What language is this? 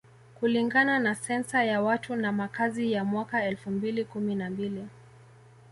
Swahili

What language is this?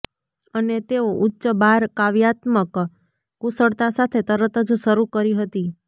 Gujarati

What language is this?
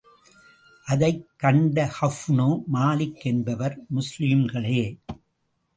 Tamil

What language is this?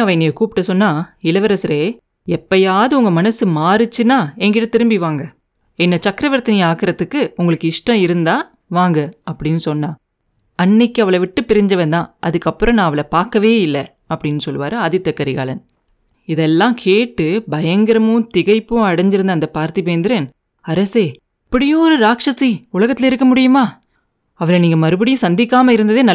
Tamil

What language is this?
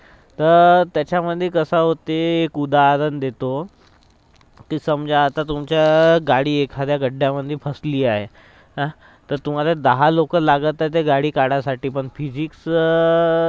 Marathi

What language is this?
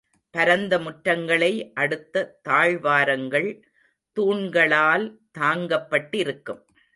Tamil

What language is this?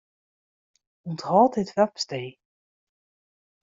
Western Frisian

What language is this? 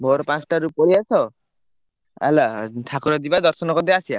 Odia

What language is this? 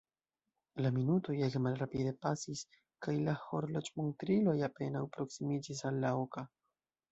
Esperanto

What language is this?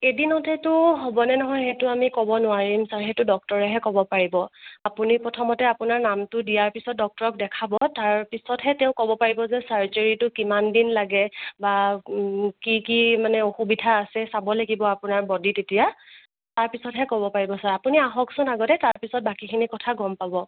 Assamese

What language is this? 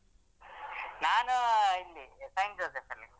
Kannada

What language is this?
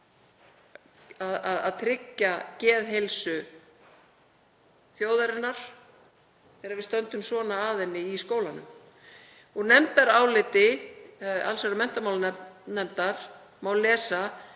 Icelandic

